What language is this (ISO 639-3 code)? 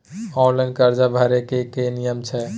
mai